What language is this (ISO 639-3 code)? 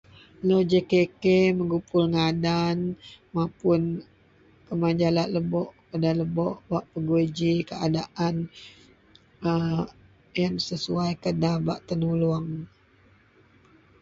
mel